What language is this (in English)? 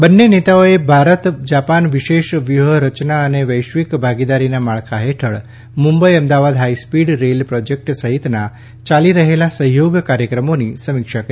Gujarati